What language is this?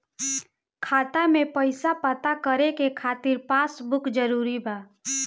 Bhojpuri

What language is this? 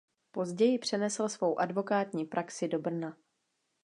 Czech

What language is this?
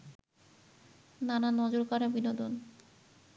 Bangla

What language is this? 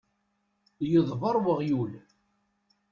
Kabyle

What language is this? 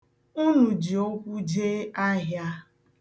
Igbo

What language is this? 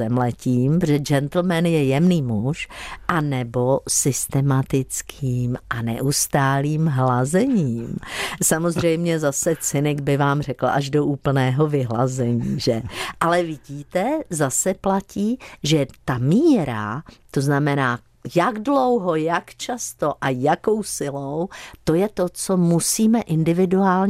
Czech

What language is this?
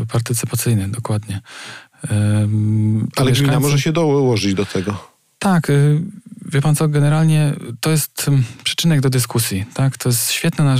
Polish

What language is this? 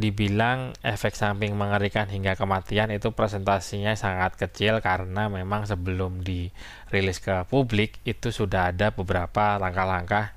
Indonesian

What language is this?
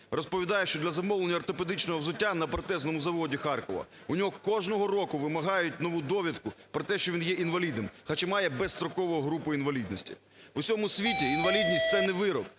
Ukrainian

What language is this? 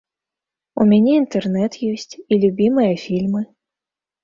Belarusian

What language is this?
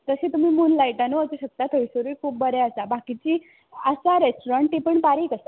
Konkani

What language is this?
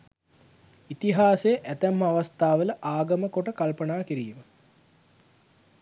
Sinhala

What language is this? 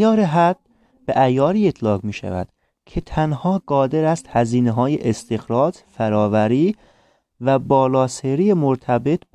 Persian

